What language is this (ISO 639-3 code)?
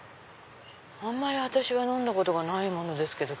jpn